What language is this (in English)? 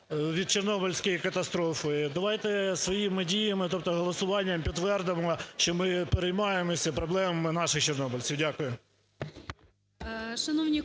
Ukrainian